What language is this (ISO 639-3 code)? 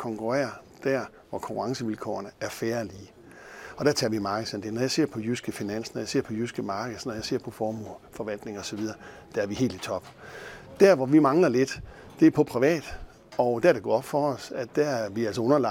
dan